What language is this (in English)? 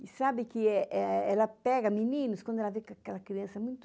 Portuguese